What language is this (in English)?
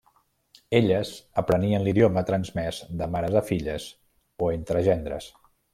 Catalan